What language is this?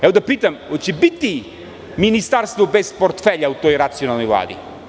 Serbian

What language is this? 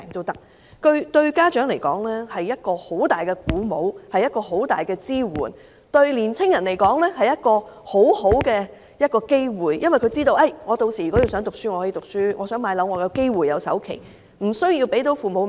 Cantonese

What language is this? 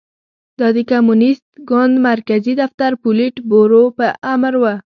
Pashto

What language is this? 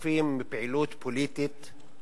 Hebrew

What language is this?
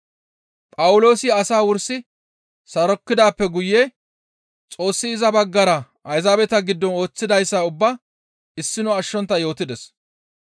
Gamo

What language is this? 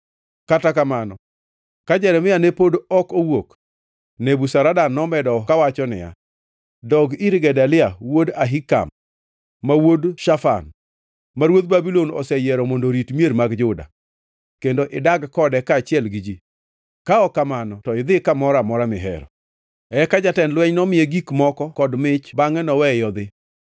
Luo (Kenya and Tanzania)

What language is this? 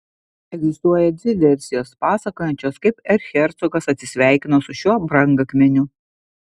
Lithuanian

